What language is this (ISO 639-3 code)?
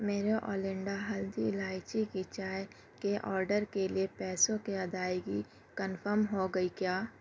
urd